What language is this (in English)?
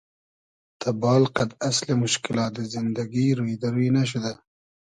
Hazaragi